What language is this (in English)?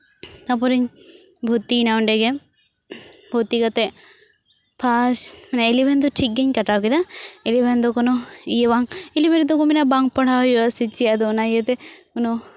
Santali